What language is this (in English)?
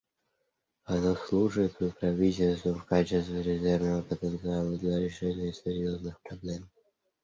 Russian